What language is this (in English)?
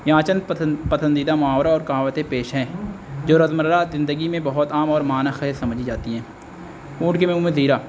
Urdu